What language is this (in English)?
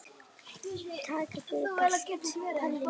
Icelandic